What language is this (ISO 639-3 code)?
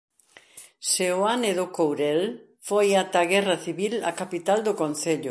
glg